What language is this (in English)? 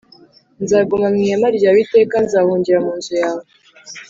Kinyarwanda